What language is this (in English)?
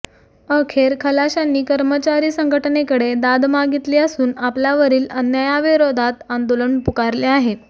Marathi